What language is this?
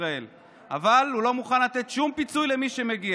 Hebrew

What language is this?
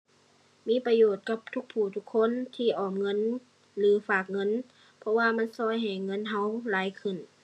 Thai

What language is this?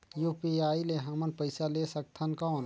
Chhattisgarhi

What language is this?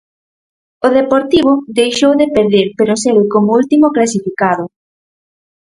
Galician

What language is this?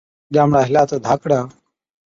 Od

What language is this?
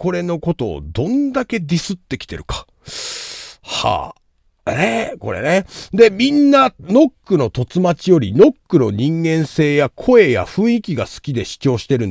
Japanese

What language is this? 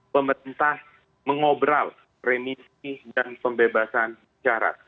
Indonesian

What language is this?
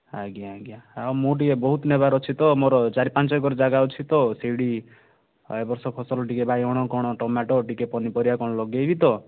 Odia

